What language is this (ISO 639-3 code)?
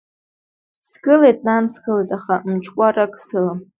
abk